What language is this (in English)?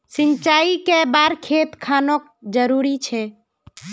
Magahi